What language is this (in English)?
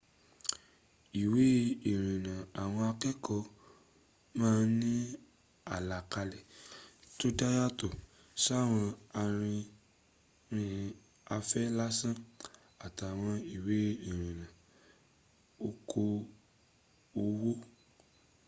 Yoruba